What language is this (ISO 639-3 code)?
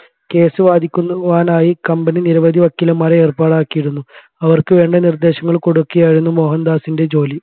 mal